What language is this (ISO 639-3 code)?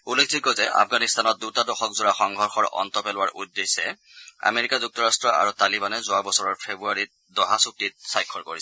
asm